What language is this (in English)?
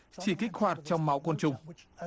Vietnamese